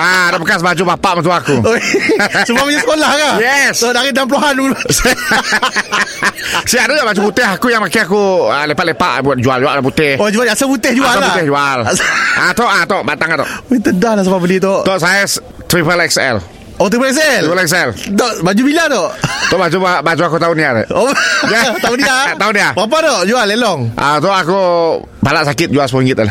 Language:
Malay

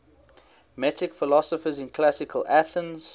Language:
English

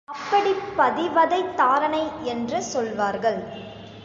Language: Tamil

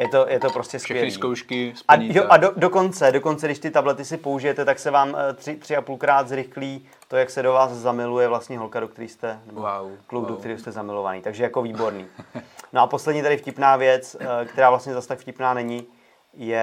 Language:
Czech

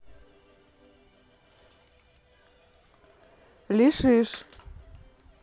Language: Russian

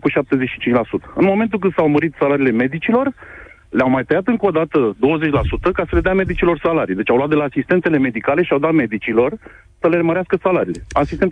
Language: Romanian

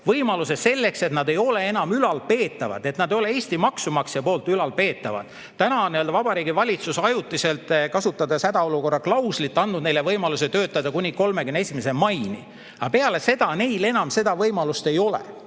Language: Estonian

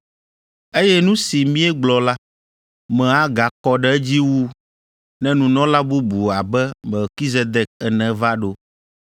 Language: Ewe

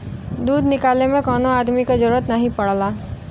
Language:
Bhojpuri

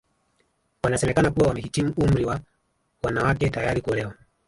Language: Swahili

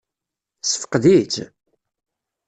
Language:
Kabyle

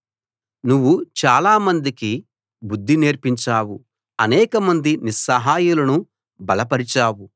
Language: Telugu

